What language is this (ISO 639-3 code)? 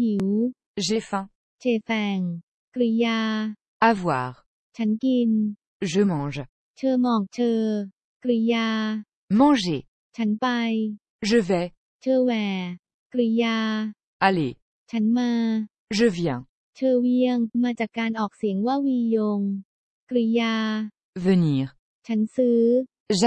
tha